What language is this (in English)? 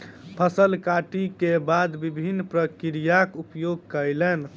Maithili